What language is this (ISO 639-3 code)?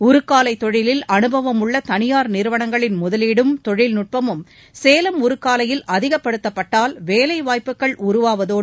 tam